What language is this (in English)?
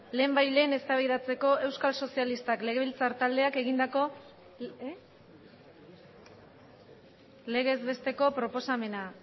Basque